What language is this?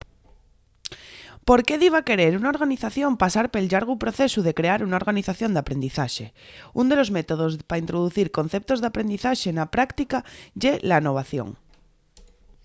Asturian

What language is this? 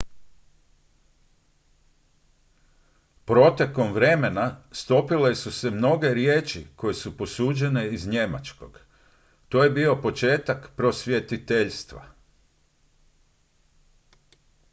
Croatian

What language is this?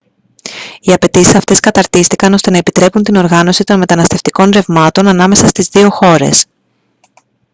Greek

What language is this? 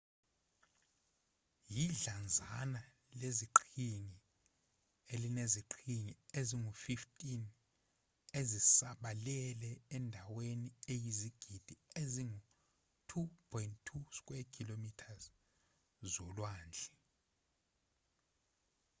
Zulu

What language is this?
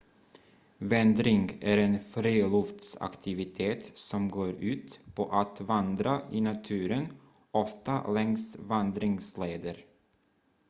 Swedish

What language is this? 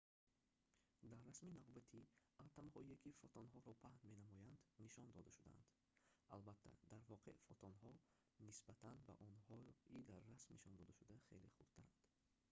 Tajik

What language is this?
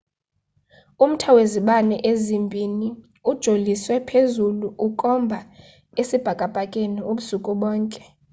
Xhosa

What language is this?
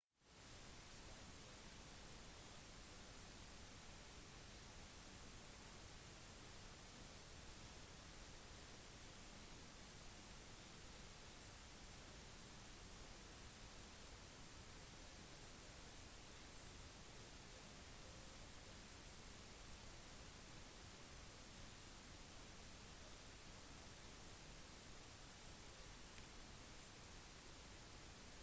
Norwegian Bokmål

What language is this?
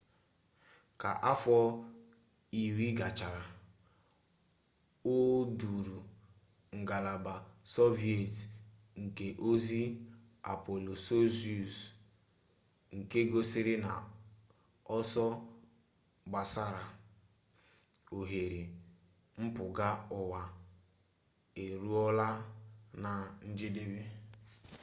Igbo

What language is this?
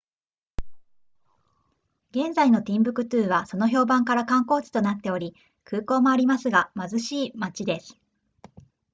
Japanese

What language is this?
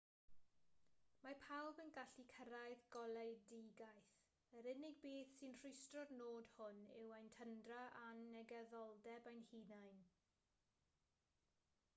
Welsh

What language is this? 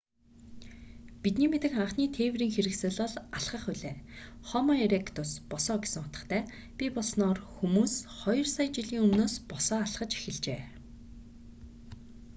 Mongolian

